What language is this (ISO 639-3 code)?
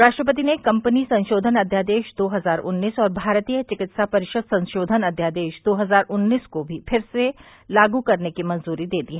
hin